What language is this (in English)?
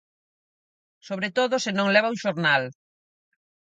Galician